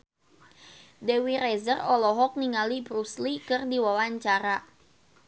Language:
Sundanese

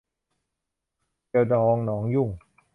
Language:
Thai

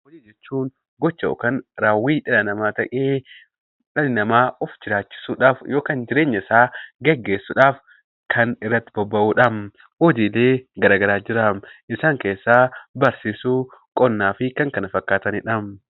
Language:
Oromo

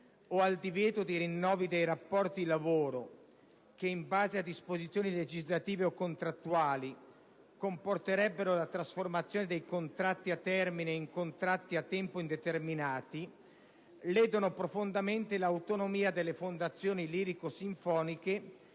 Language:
Italian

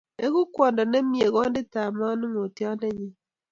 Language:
Kalenjin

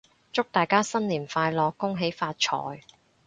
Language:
Cantonese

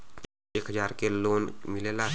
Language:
Bhojpuri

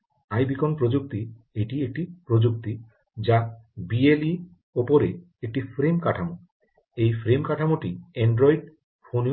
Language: Bangla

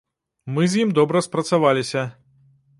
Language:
Belarusian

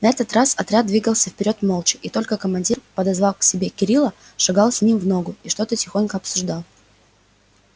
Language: Russian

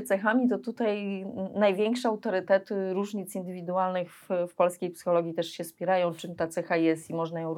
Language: Polish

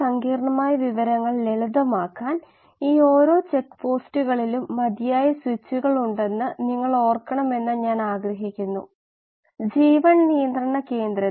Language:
Malayalam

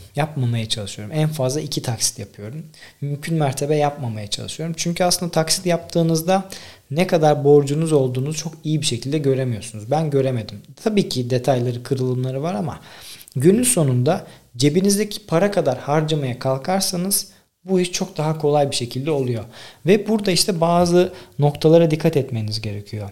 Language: Turkish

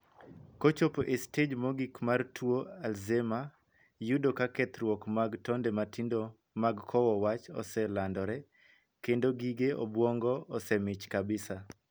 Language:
Luo (Kenya and Tanzania)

